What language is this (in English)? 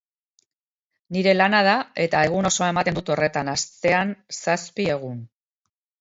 Basque